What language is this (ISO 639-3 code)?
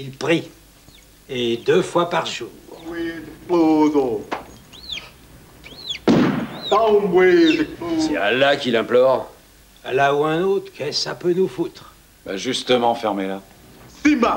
fra